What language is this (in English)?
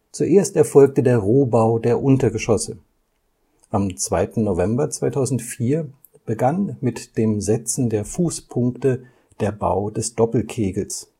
German